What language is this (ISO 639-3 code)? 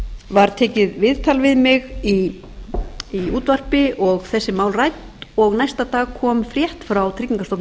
isl